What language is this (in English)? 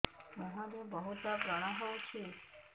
Odia